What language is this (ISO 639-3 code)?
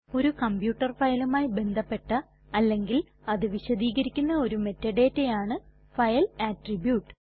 mal